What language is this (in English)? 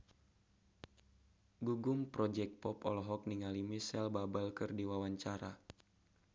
Sundanese